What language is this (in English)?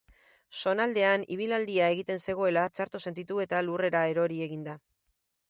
Basque